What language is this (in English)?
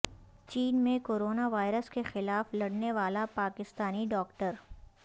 Urdu